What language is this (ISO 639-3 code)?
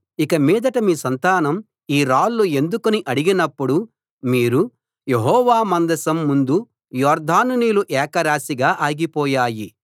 tel